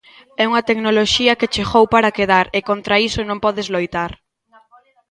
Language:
Galician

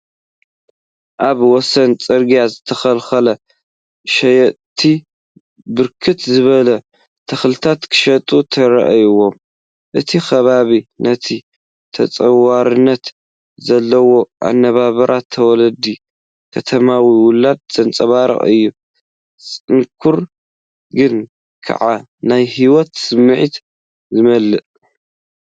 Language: Tigrinya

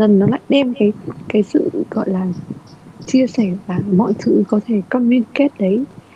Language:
Vietnamese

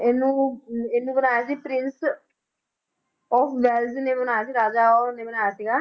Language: Punjabi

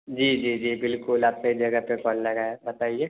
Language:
Urdu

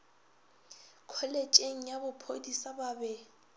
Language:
Northern Sotho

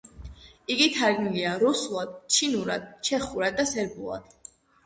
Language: Georgian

